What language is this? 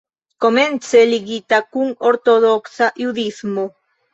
Esperanto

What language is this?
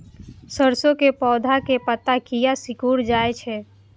Maithili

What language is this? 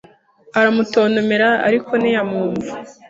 Kinyarwanda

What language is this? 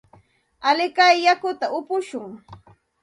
Santa Ana de Tusi Pasco Quechua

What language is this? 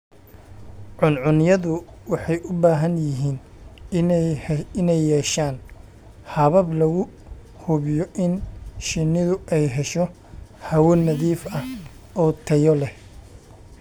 Somali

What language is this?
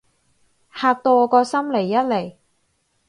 Cantonese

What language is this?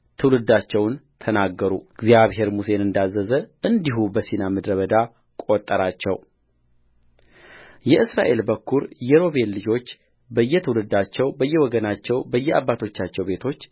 Amharic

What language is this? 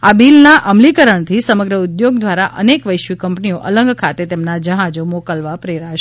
Gujarati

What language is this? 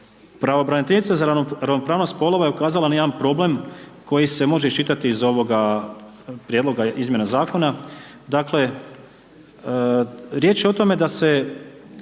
Croatian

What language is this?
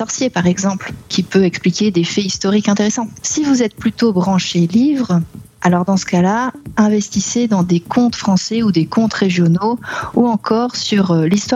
French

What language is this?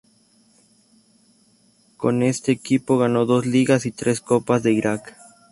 Spanish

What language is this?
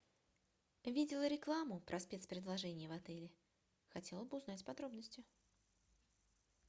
Russian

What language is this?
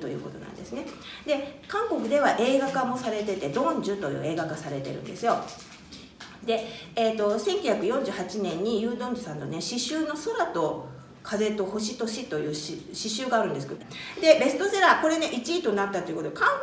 Japanese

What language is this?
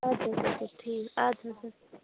Kashmiri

